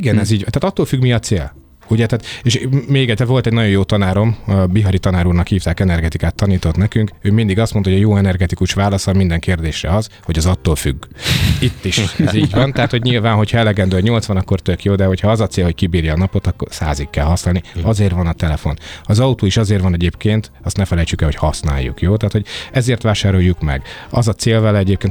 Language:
Hungarian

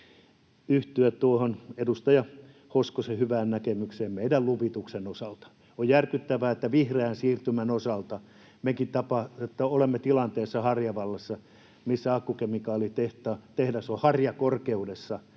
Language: Finnish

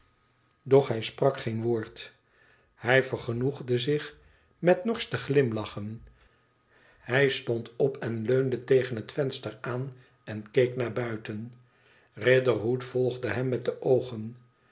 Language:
Dutch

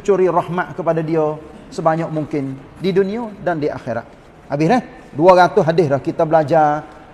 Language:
Malay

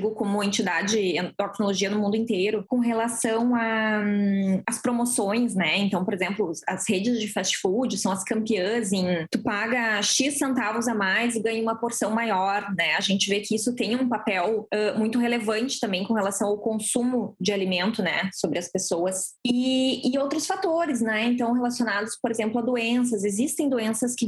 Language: Portuguese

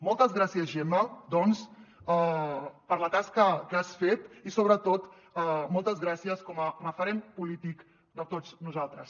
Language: Catalan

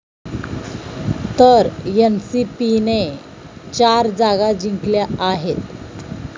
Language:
Marathi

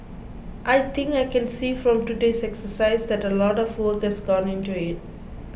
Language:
English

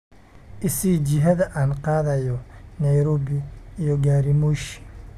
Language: Somali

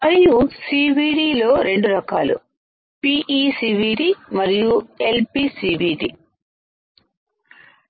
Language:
Telugu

